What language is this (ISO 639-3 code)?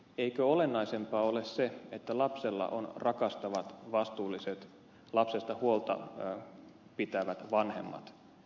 fin